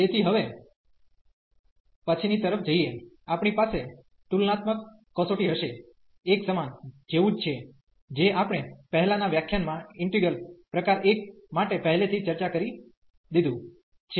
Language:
Gujarati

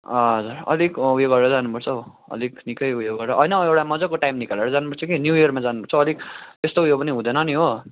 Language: Nepali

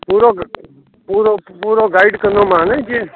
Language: Sindhi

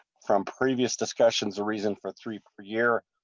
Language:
English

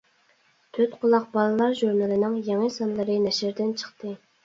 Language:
Uyghur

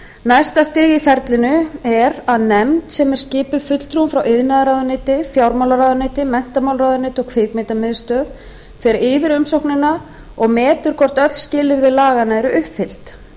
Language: Icelandic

